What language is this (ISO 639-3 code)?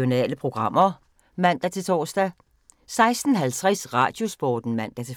dan